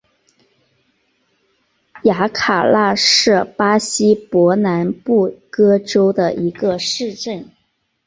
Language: Chinese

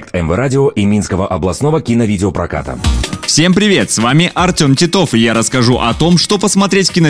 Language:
Russian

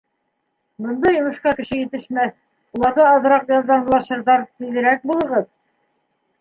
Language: Bashkir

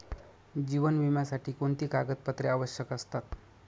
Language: Marathi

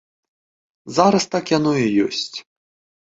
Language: Belarusian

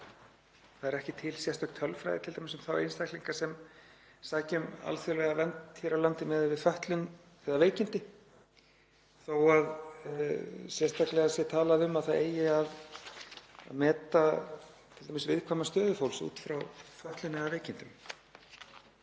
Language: Icelandic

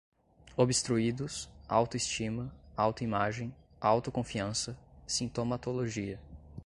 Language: Portuguese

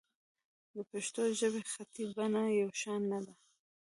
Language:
Pashto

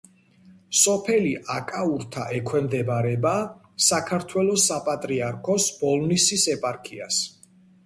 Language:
Georgian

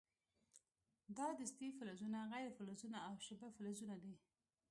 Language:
Pashto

